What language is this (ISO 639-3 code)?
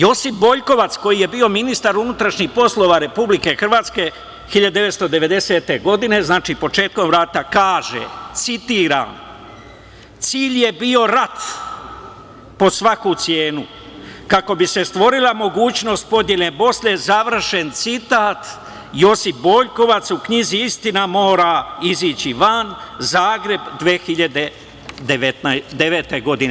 srp